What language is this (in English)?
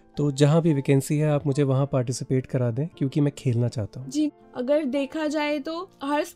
Hindi